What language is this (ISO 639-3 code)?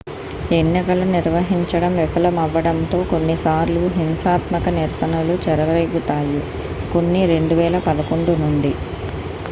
tel